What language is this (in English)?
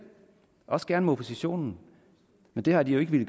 Danish